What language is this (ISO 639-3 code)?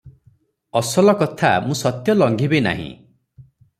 ori